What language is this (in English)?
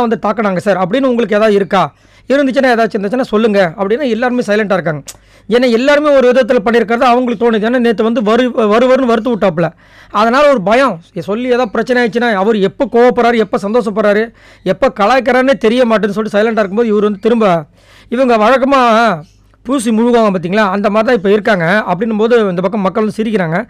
Arabic